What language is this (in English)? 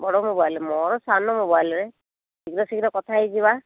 Odia